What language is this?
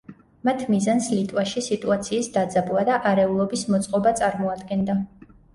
Georgian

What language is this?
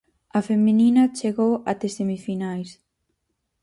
Galician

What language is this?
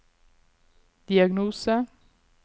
Norwegian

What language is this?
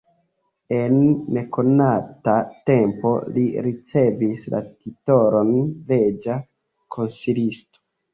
Esperanto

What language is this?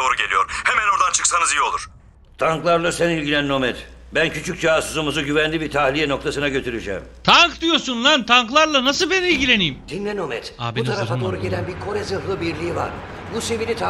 Turkish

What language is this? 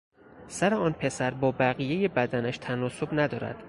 Persian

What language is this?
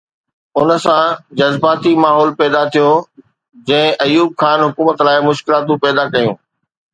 Sindhi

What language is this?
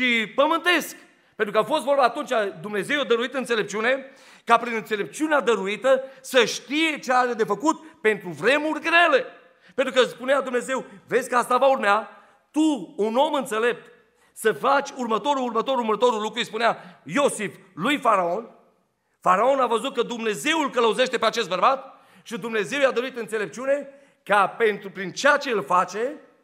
Romanian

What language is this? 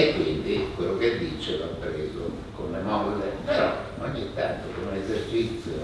Italian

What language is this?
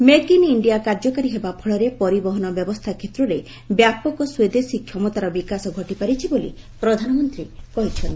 Odia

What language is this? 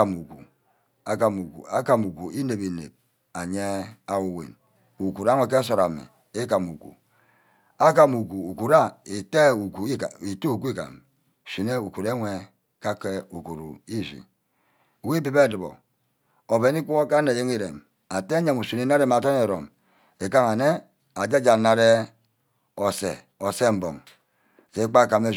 Ubaghara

